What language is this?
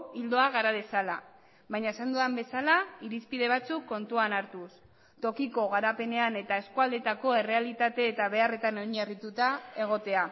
Basque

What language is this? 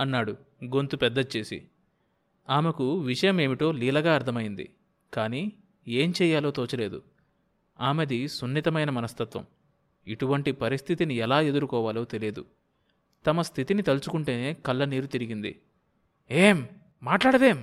Telugu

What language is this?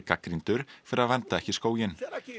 Icelandic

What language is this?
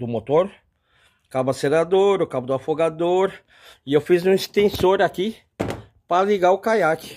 Portuguese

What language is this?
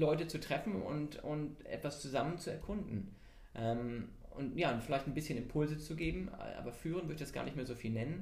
German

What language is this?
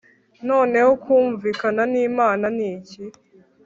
Kinyarwanda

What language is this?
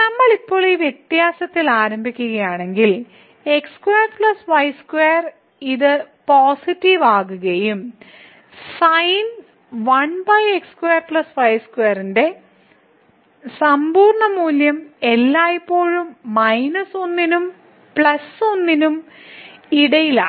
Malayalam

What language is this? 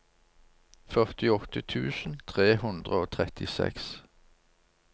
Norwegian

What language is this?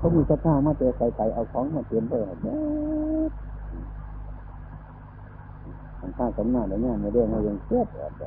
Thai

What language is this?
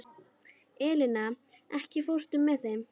Icelandic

